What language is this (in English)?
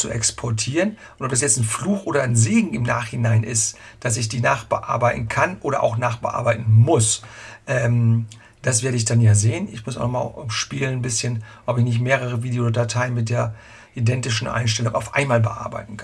German